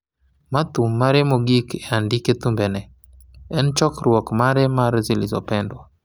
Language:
Luo (Kenya and Tanzania)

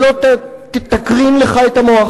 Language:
Hebrew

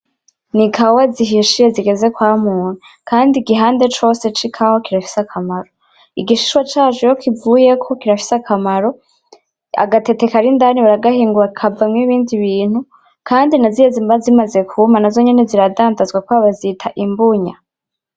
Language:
Rundi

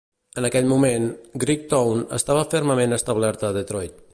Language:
Catalan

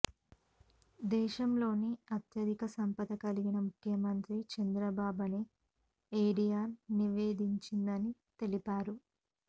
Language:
Telugu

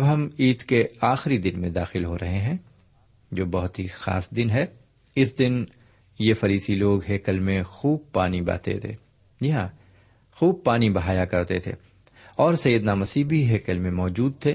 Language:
Urdu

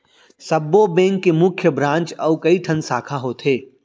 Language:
Chhattisgarhi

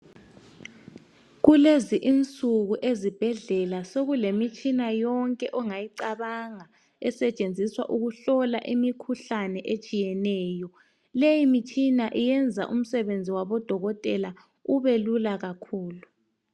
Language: North Ndebele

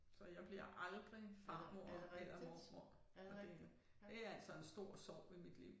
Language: Danish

